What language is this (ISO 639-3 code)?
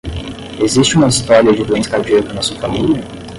por